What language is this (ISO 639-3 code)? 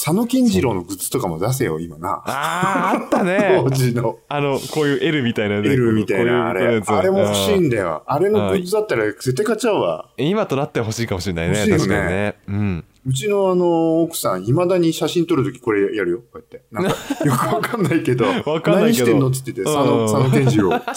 jpn